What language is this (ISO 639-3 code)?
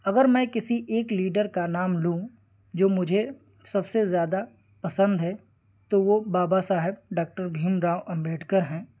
urd